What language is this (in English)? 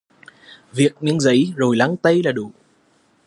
Vietnamese